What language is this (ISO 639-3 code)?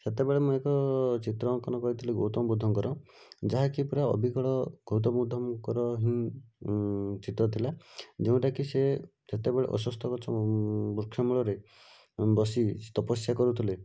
ori